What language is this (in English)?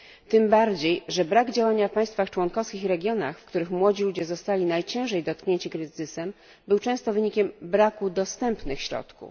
Polish